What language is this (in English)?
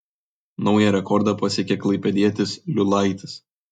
Lithuanian